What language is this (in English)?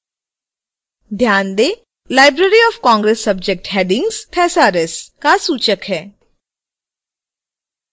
Hindi